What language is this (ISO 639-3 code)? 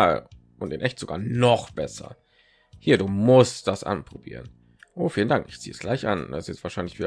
deu